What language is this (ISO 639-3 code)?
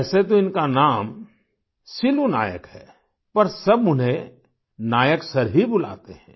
hin